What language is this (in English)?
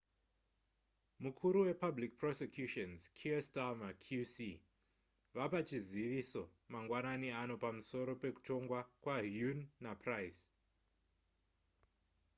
Shona